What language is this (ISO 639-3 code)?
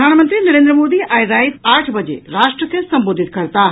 mai